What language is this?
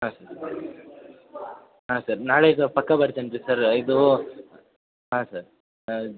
Kannada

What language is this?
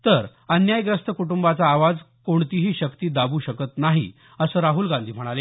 Marathi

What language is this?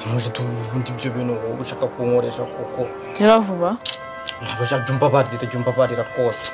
Romanian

